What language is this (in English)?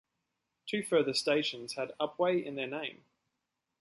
English